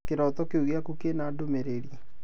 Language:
Kikuyu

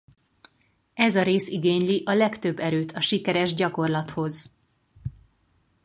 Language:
Hungarian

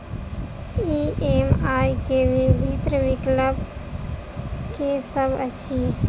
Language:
Maithili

